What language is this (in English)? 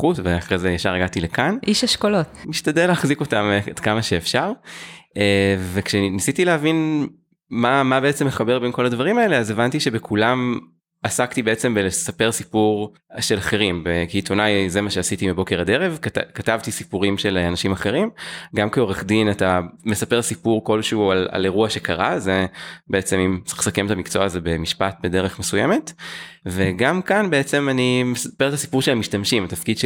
Hebrew